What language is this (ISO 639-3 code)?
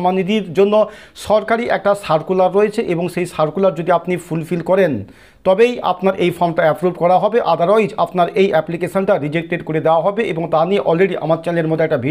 hin